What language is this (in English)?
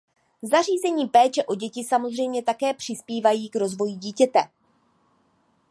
Czech